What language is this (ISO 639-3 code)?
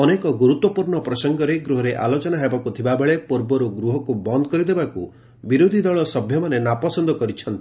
ori